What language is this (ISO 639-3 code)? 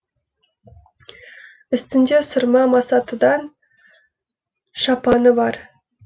kaz